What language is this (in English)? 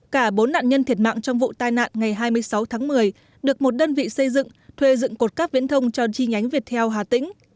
Vietnamese